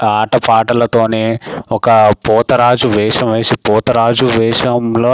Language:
Telugu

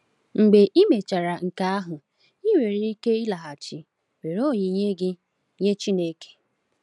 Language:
Igbo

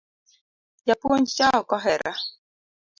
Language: Luo (Kenya and Tanzania)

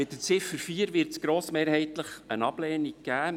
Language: Swiss German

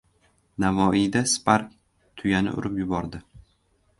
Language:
Uzbek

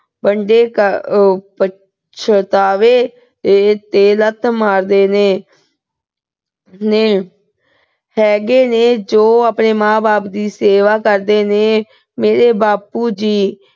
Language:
Punjabi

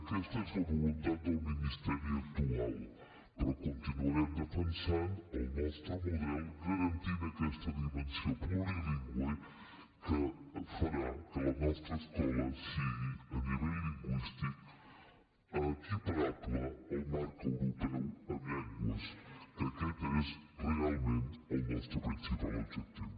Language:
Catalan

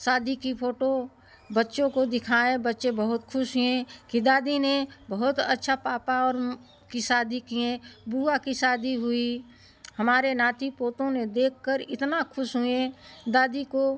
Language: Hindi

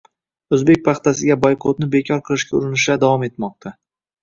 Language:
Uzbek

